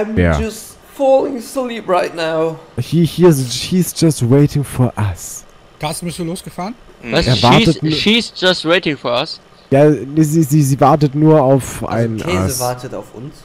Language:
German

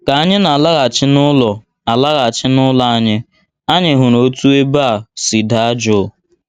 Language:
Igbo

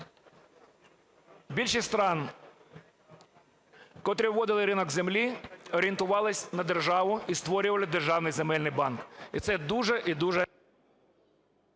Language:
Ukrainian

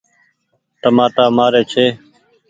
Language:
Goaria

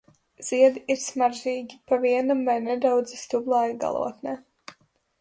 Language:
Latvian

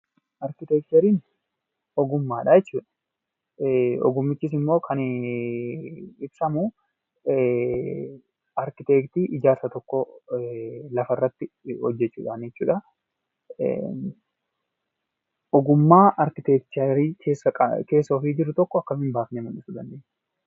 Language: Oromo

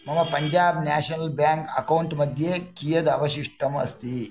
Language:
Sanskrit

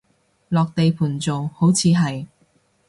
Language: Cantonese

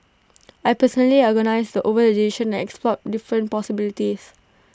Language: English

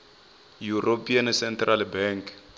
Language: Venda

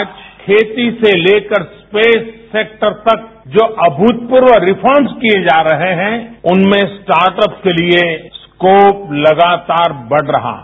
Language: Hindi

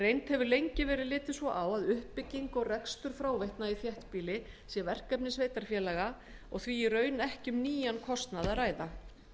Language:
Icelandic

